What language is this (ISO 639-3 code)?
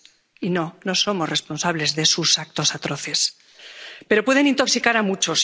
spa